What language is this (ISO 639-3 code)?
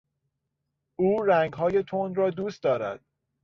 fas